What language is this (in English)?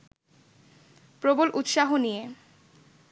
Bangla